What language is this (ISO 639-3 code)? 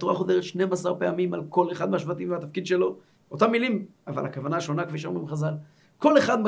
heb